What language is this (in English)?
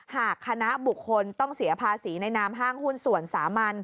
Thai